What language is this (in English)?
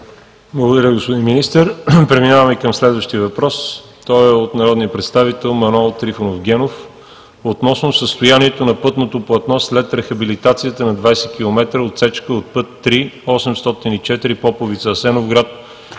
Bulgarian